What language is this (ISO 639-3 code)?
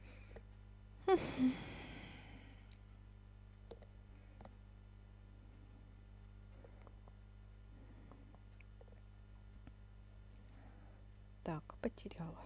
rus